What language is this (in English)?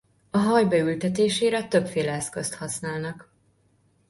Hungarian